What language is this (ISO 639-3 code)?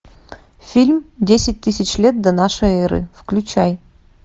rus